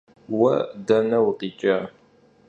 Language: Kabardian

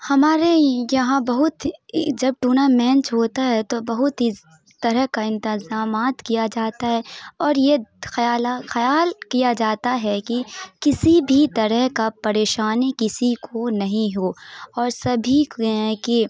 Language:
Urdu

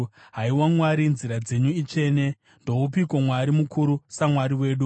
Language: Shona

